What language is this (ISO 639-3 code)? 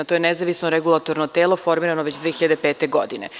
srp